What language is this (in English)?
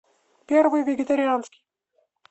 Russian